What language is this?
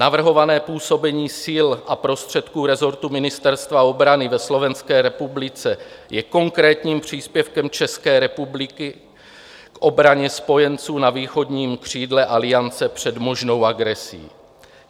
Czech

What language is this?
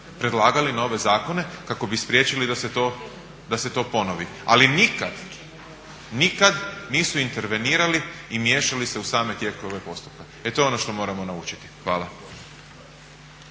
Croatian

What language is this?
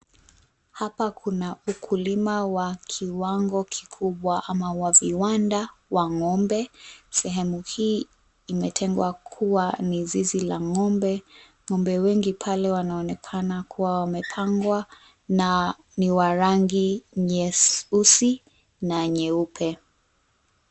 Swahili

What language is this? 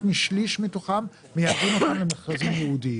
Hebrew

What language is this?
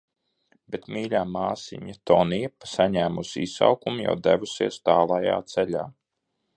Latvian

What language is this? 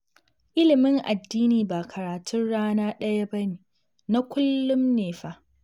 Hausa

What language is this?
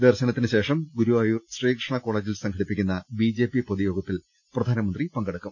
Malayalam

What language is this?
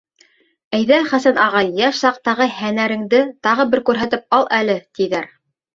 Bashkir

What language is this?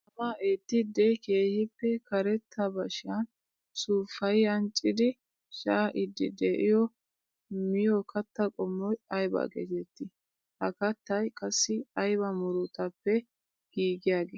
Wolaytta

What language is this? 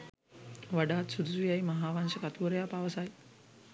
Sinhala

